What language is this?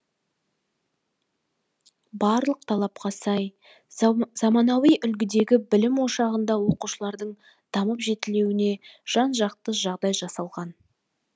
Kazakh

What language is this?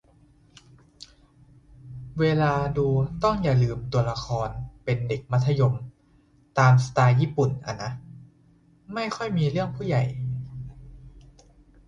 Thai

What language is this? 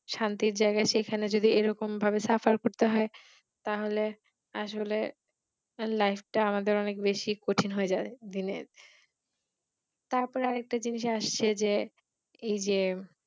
Bangla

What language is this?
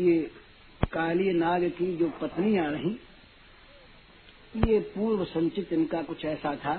Hindi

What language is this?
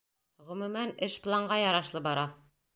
Bashkir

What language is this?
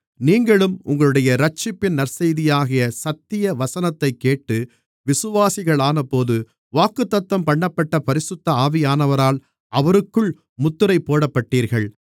Tamil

